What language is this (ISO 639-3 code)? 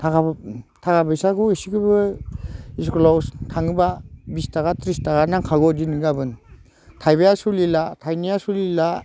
brx